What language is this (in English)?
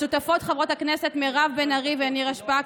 Hebrew